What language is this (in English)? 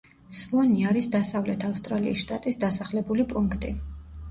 Georgian